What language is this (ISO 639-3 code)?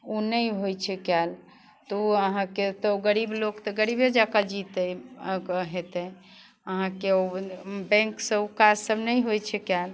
mai